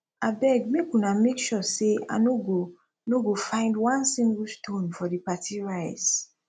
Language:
Nigerian Pidgin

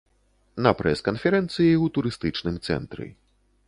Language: Belarusian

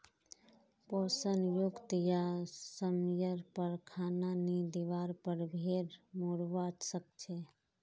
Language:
Magahi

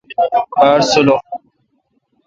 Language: Kalkoti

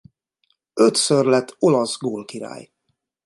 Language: Hungarian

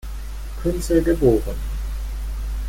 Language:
German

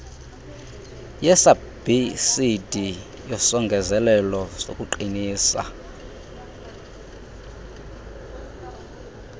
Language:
Xhosa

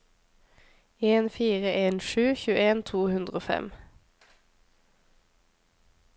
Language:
Norwegian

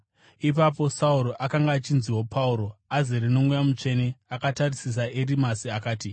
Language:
Shona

